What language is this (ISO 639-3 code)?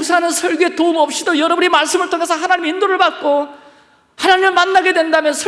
kor